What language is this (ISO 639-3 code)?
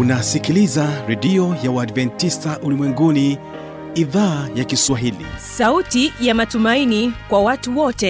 swa